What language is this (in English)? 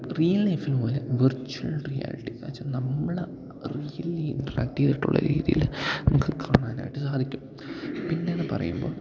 Malayalam